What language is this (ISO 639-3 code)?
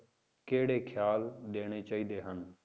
pan